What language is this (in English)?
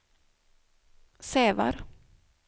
Swedish